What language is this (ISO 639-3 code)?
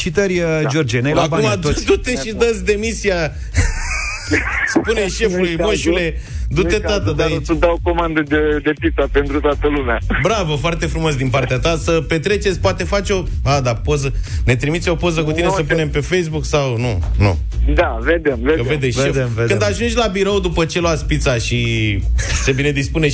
ron